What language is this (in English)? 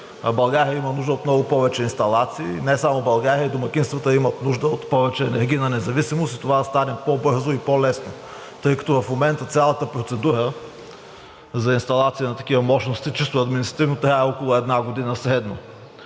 Bulgarian